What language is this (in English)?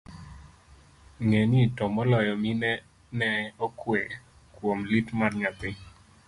Luo (Kenya and Tanzania)